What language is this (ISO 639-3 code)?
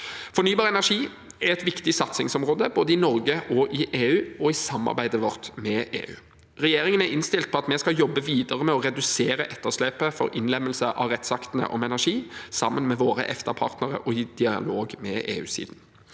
nor